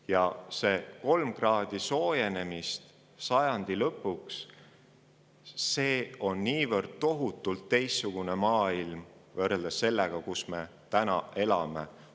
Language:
Estonian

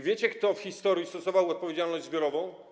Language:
Polish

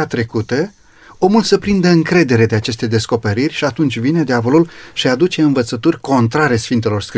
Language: Romanian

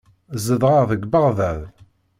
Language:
Kabyle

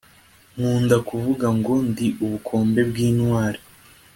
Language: Kinyarwanda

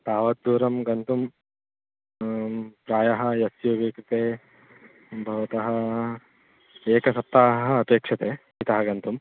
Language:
Sanskrit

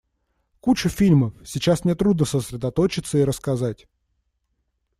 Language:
Russian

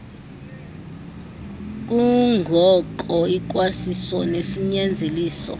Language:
Xhosa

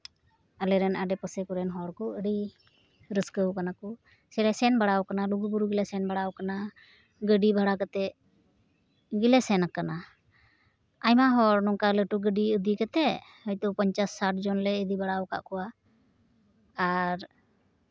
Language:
Santali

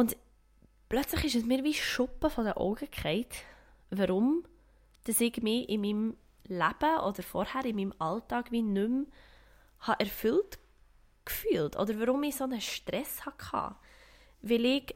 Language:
German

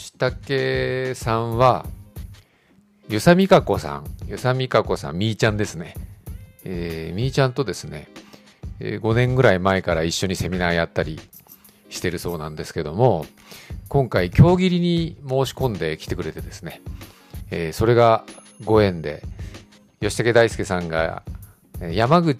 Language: Japanese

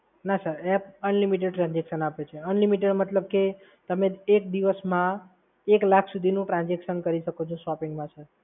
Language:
Gujarati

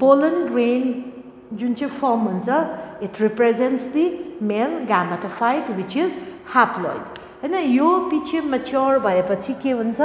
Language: English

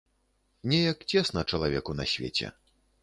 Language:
Belarusian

